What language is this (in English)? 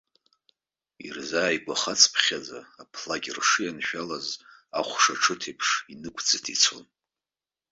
Abkhazian